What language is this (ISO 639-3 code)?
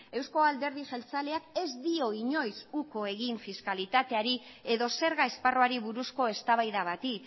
eus